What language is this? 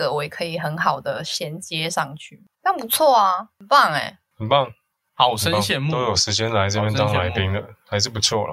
Chinese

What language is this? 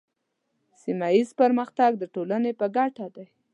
Pashto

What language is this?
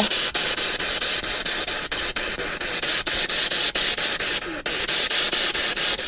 Italian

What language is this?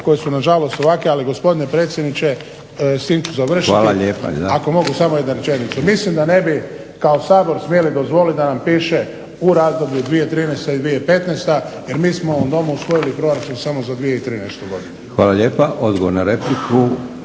Croatian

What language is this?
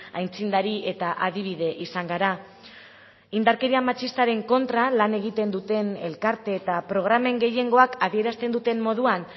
Basque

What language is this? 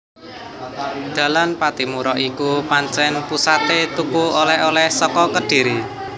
Javanese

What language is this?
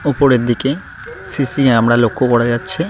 Bangla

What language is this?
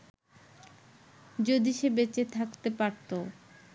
Bangla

